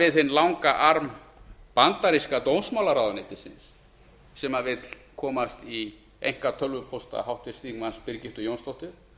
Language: Icelandic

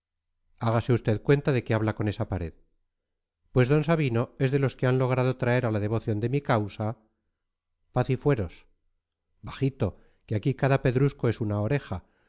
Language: Spanish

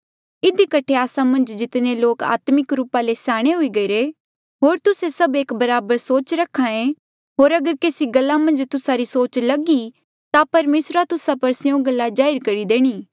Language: Mandeali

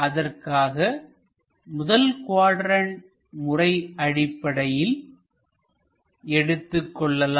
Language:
Tamil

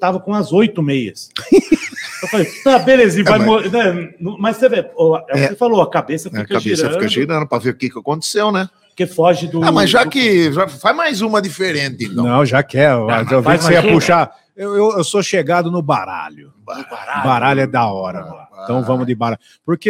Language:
Portuguese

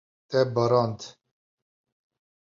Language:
Kurdish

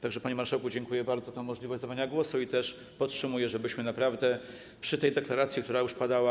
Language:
Polish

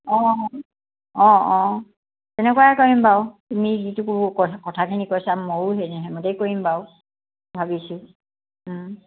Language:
Assamese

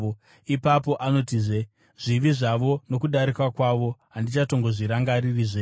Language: Shona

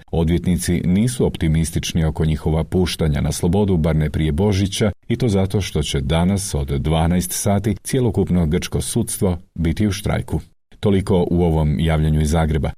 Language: Croatian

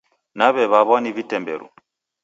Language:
Taita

